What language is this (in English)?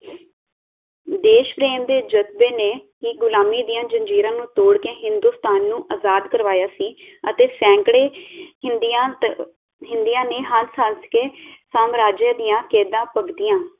Punjabi